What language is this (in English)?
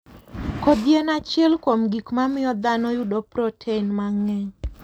Luo (Kenya and Tanzania)